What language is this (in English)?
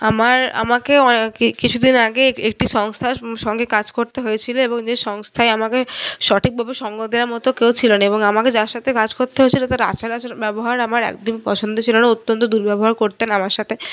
Bangla